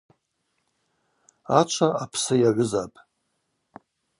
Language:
Abaza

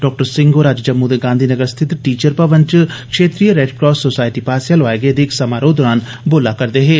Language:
Dogri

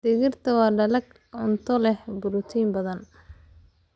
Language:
Somali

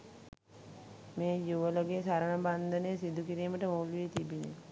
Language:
Sinhala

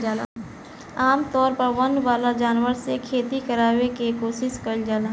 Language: Bhojpuri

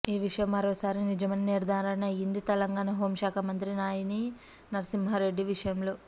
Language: Telugu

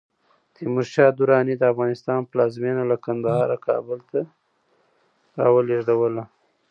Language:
Pashto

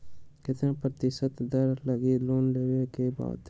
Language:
Magahi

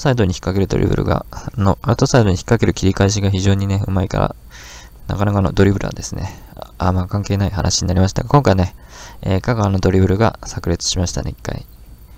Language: Japanese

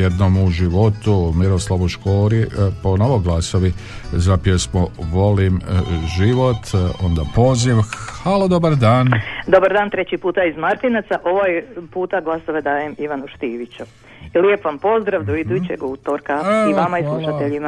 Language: Croatian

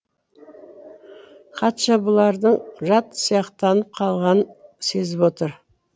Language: Kazakh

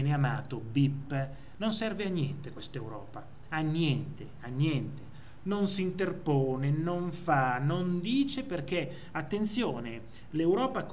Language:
Italian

